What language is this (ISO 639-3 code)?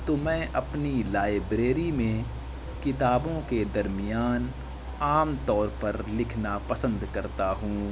urd